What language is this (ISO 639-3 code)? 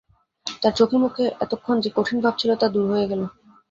ben